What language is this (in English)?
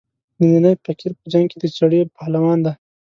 Pashto